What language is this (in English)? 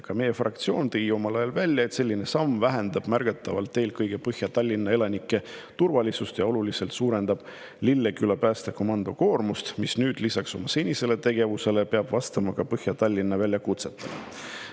Estonian